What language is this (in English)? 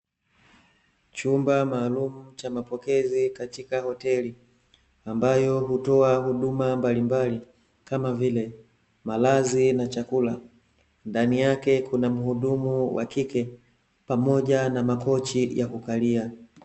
Swahili